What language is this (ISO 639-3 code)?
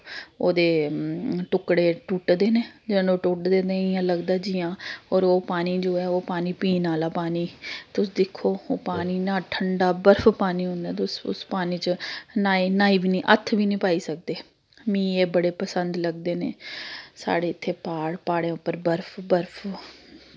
doi